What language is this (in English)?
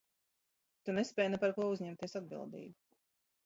Latvian